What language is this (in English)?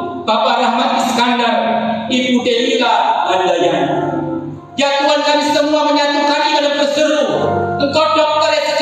Indonesian